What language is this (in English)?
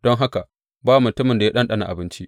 Hausa